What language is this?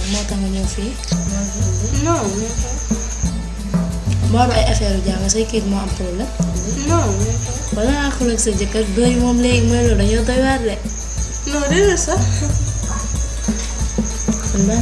Indonesian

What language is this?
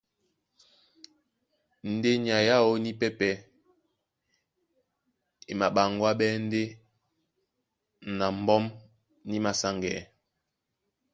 Duala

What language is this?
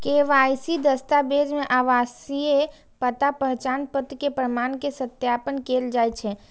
Maithili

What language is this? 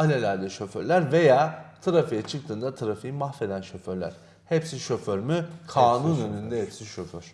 Turkish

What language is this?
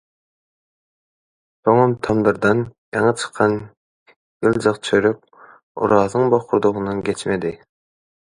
Turkmen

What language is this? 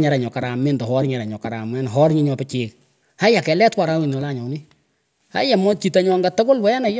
Pökoot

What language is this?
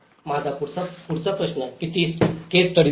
Marathi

